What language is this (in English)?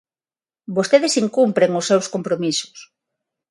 Galician